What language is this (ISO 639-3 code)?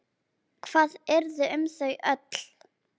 isl